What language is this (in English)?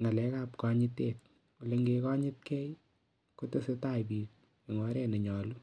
Kalenjin